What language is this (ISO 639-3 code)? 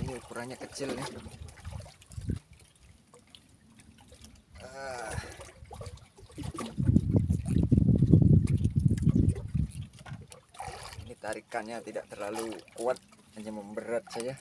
ind